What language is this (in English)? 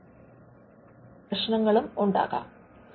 Malayalam